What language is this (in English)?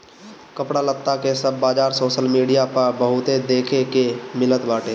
Bhojpuri